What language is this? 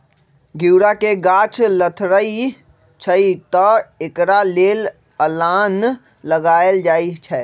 Magahi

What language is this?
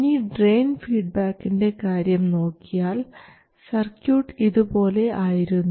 Malayalam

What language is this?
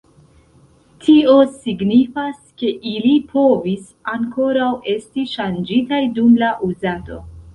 Esperanto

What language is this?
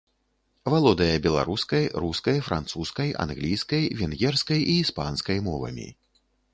Belarusian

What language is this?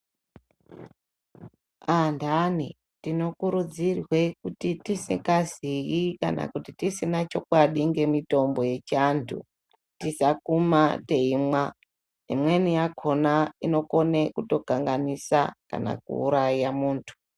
Ndau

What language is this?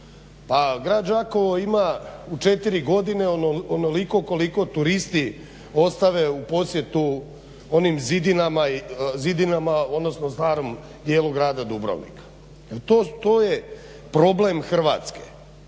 Croatian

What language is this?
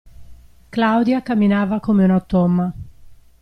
Italian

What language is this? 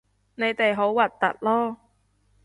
Cantonese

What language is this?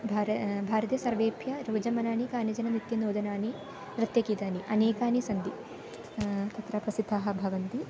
Sanskrit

